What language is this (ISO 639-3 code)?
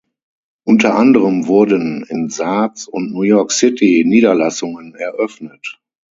deu